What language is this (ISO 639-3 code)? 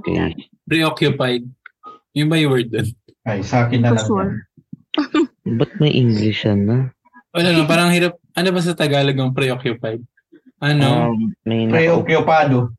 fil